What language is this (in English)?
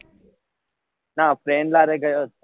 Gujarati